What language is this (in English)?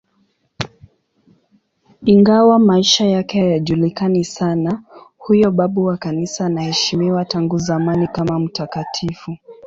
Swahili